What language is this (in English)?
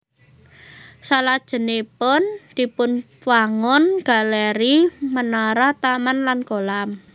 Javanese